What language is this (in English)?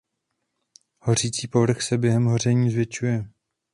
Czech